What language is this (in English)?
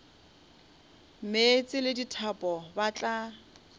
Northern Sotho